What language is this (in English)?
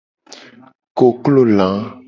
Gen